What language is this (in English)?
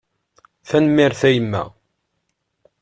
Kabyle